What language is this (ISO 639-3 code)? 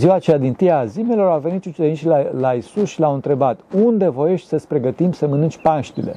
ron